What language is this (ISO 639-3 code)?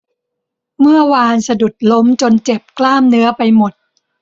tha